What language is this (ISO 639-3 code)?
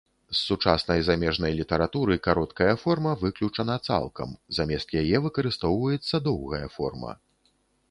bel